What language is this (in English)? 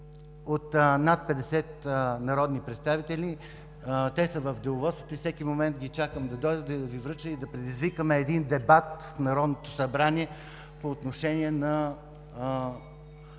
Bulgarian